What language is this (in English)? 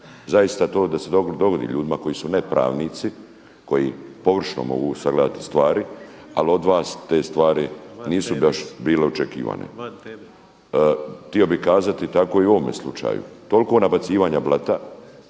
Croatian